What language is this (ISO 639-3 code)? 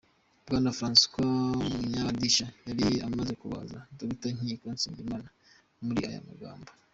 kin